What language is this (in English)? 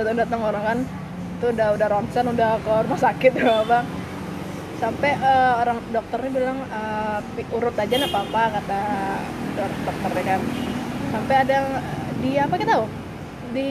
Indonesian